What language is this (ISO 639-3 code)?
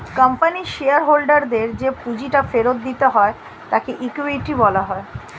ben